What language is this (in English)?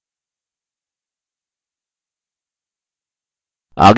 Hindi